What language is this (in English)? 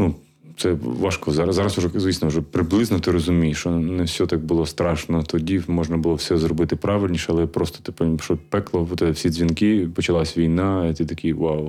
Ukrainian